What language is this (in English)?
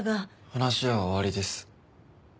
Japanese